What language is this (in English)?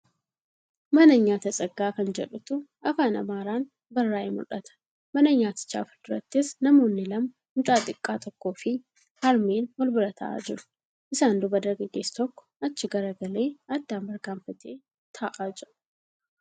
Oromo